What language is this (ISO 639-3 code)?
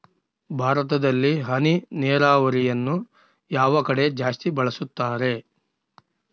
kan